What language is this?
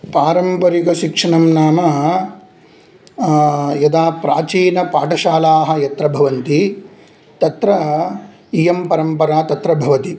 Sanskrit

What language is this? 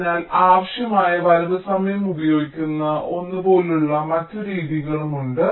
Malayalam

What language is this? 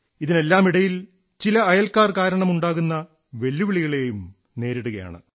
Malayalam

